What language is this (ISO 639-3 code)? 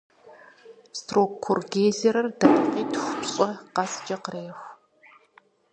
kbd